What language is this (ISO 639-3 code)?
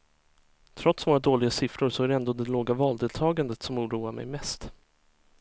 swe